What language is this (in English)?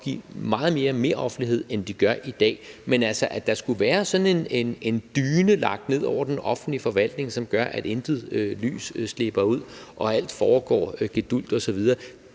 Danish